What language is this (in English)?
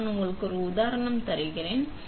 Tamil